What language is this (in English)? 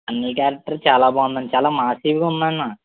Telugu